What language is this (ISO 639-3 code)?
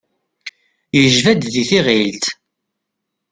kab